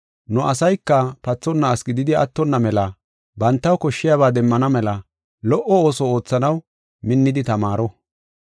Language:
Gofa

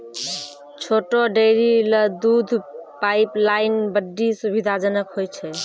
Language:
Maithili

